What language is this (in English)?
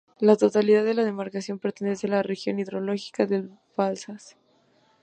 Spanish